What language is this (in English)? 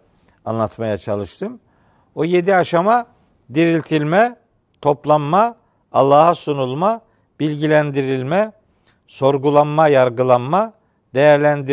Turkish